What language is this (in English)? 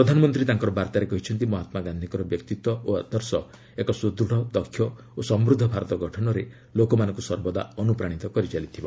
Odia